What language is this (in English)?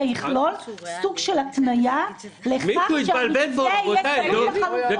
Hebrew